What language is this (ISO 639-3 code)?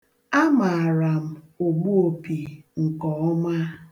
ibo